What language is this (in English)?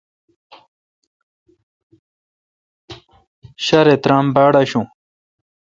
Kalkoti